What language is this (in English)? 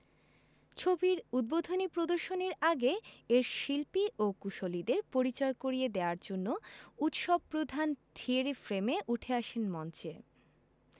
Bangla